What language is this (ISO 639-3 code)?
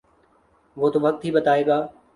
urd